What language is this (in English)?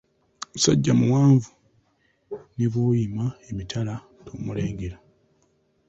Ganda